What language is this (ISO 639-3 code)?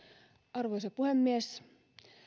fin